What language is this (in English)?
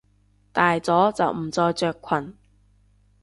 Cantonese